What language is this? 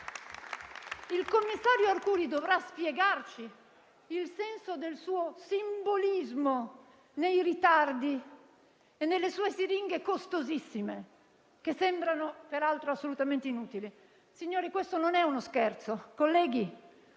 Italian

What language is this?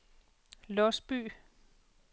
Danish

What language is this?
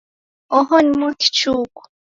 Taita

